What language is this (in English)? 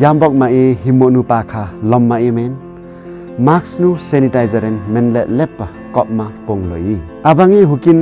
Korean